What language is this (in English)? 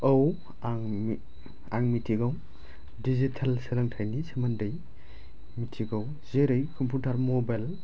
Bodo